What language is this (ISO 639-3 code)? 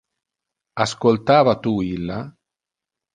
ina